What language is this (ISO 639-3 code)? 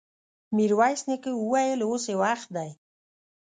pus